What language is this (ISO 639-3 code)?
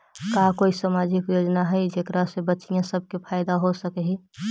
mag